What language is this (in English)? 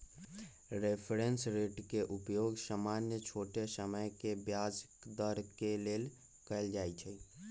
Magahi